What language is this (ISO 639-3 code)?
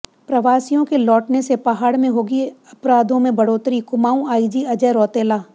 hin